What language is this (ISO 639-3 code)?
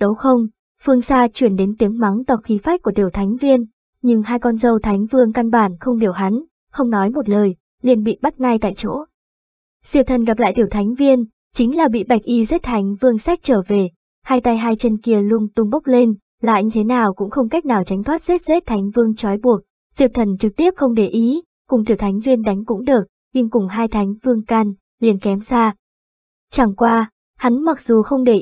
vie